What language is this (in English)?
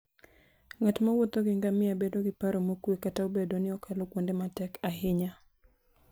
Luo (Kenya and Tanzania)